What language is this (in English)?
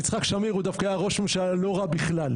Hebrew